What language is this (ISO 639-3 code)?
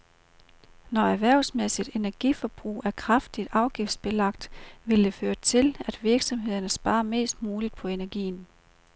dan